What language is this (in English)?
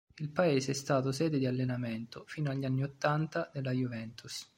Italian